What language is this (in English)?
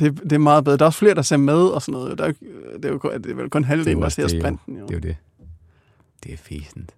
Danish